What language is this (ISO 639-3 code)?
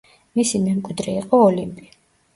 kat